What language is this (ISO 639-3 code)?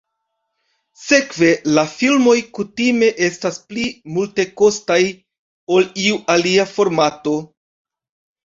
epo